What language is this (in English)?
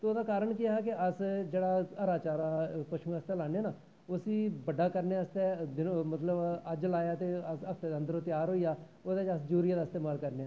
Dogri